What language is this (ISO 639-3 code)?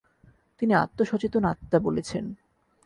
ben